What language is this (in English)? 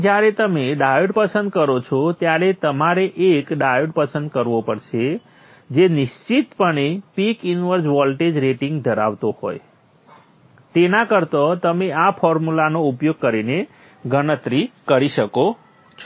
Gujarati